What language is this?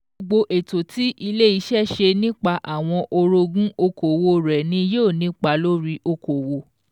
Yoruba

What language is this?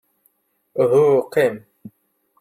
Kabyle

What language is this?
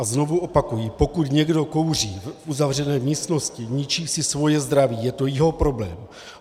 Czech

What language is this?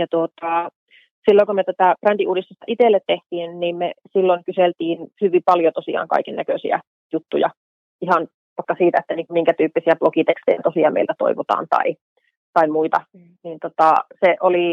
Finnish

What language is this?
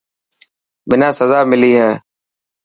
Dhatki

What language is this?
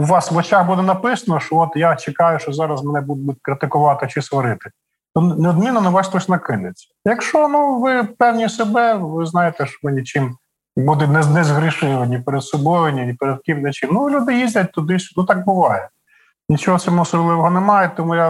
Ukrainian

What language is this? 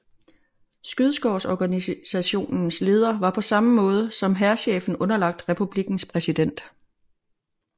Danish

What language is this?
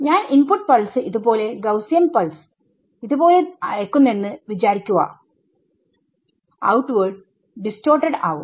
Malayalam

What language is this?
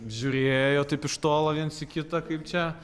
Lithuanian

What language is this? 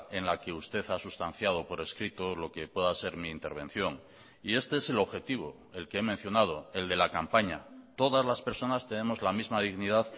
Spanish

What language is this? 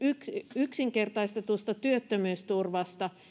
Finnish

